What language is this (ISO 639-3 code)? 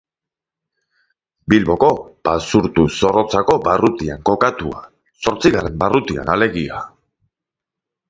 eus